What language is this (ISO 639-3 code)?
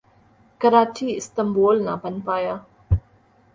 urd